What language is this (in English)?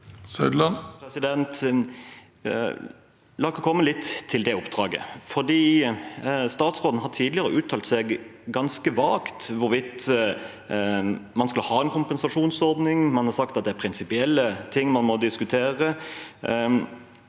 Norwegian